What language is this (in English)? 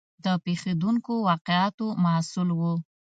Pashto